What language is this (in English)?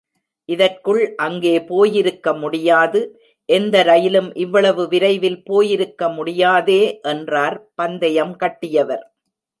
Tamil